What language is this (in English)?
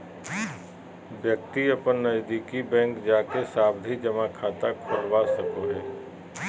Magahi